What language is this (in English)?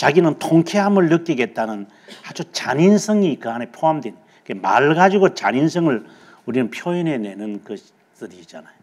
Korean